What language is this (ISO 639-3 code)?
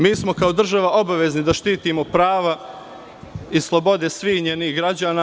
srp